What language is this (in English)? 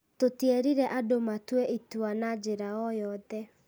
Kikuyu